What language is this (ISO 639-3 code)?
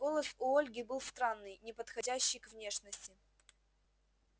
rus